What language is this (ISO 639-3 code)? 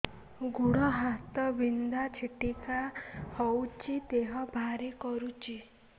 ori